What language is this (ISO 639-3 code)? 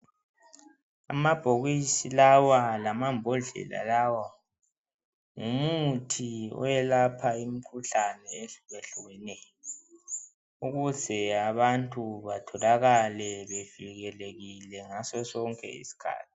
nde